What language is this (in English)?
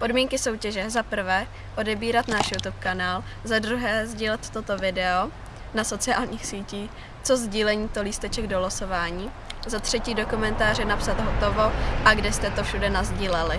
Czech